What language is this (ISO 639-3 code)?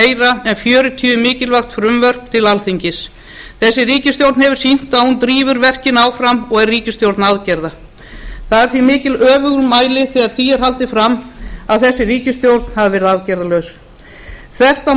isl